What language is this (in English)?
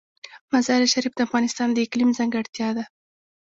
Pashto